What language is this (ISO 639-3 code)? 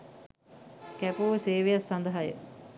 sin